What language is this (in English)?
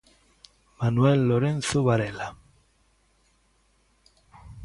Galician